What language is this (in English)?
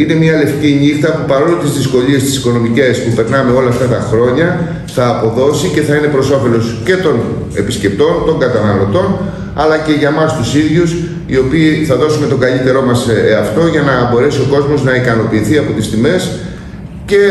Greek